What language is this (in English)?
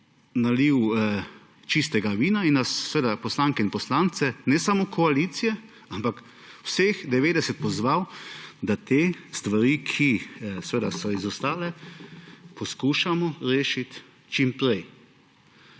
Slovenian